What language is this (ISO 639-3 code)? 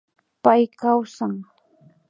qvi